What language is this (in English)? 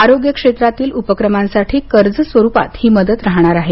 Marathi